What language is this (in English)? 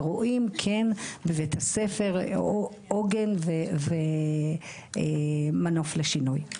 Hebrew